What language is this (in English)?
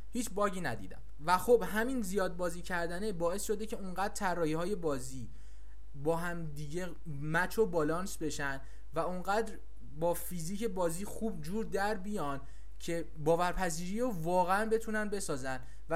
Persian